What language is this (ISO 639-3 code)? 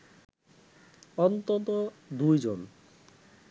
ben